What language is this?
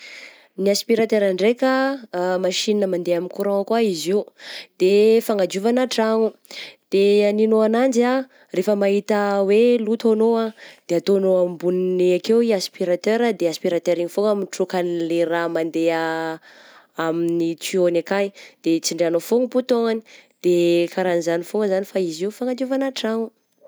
Southern Betsimisaraka Malagasy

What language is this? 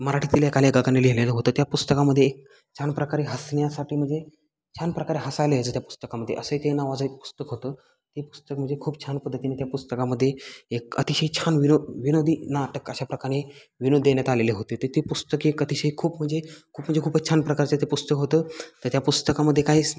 Marathi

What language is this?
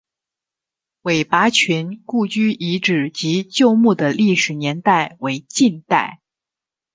Chinese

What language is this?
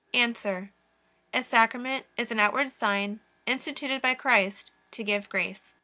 English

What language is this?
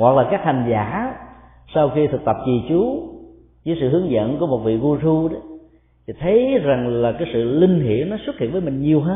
Vietnamese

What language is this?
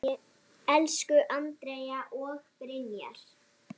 Icelandic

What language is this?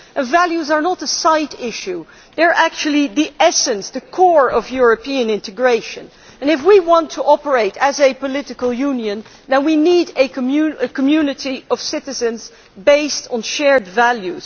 English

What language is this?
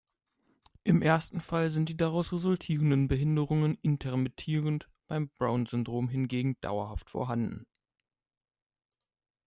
German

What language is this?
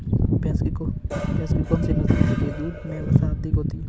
Hindi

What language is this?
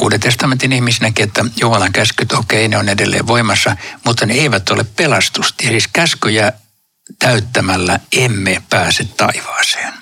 Finnish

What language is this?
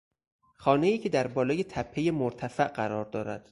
Persian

